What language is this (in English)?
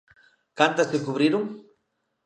Galician